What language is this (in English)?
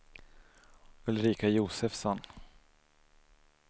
Swedish